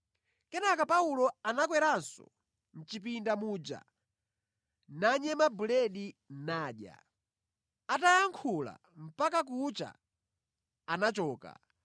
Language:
Nyanja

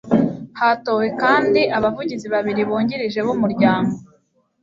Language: Kinyarwanda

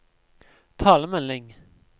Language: Norwegian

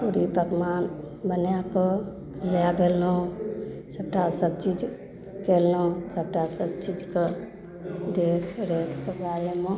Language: Maithili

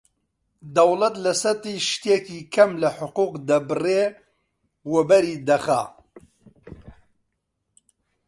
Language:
Central Kurdish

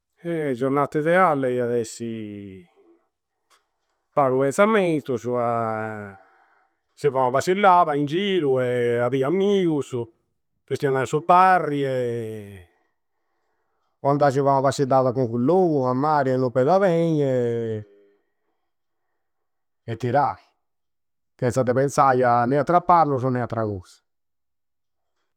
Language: Campidanese Sardinian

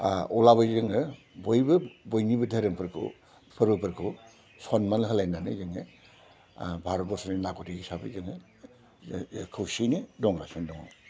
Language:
Bodo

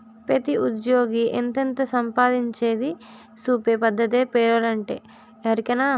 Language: Telugu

